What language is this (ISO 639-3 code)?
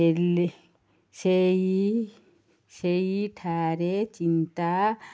ori